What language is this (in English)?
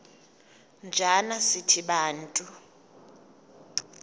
Xhosa